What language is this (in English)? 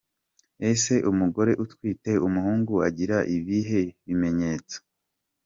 Kinyarwanda